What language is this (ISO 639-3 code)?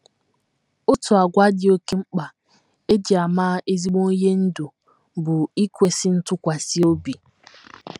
ibo